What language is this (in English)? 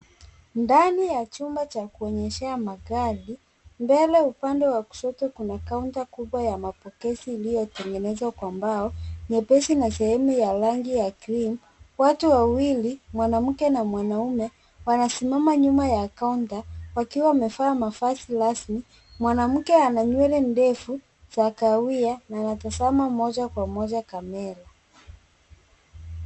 Swahili